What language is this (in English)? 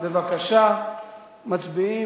Hebrew